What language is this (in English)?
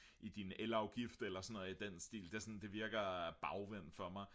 Danish